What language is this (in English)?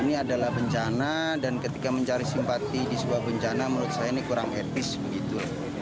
Indonesian